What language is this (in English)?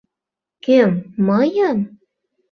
Mari